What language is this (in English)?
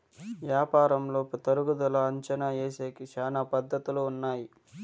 Telugu